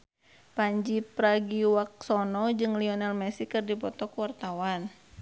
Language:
Sundanese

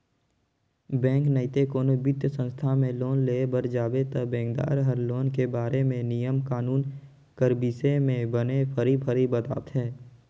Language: Chhattisgarhi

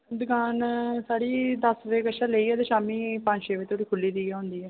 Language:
Dogri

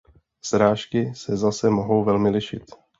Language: Czech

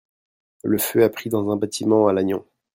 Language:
French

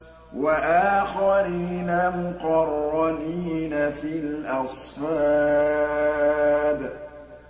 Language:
Arabic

